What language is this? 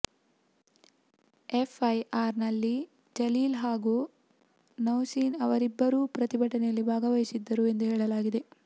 Kannada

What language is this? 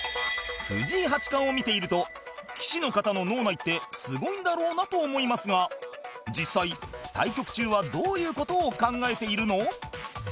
Japanese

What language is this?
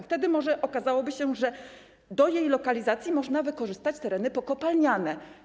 Polish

